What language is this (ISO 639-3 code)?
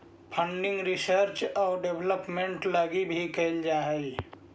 mag